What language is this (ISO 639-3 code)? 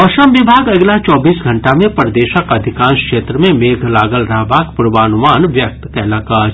mai